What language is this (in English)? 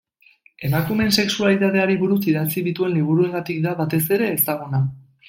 Basque